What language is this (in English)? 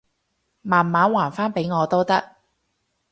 Cantonese